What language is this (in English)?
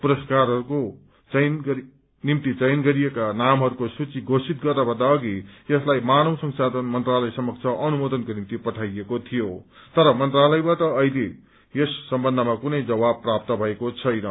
Nepali